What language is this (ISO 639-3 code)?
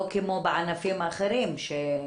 heb